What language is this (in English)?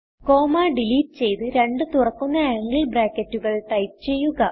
Malayalam